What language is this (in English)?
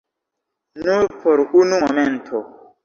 Esperanto